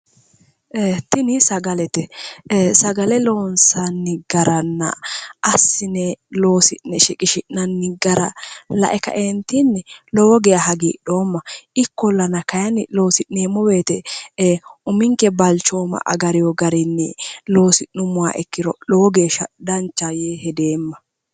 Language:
Sidamo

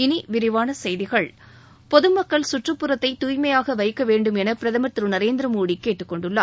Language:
Tamil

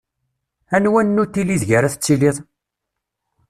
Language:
Kabyle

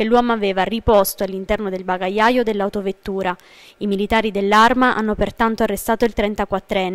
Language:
Italian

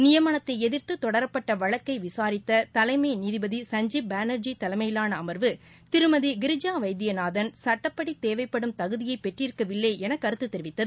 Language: Tamil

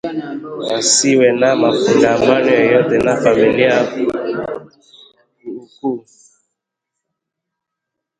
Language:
Swahili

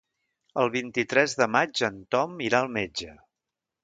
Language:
Catalan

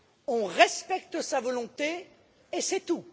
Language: French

